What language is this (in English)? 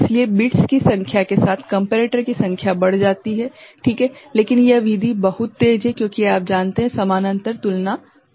Hindi